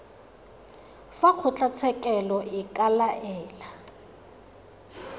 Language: Tswana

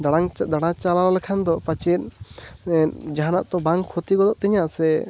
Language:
Santali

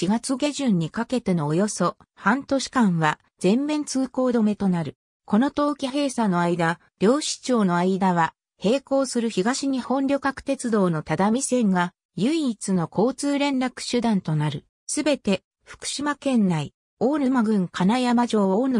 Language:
Japanese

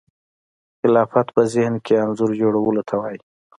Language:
Pashto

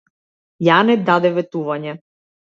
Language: Macedonian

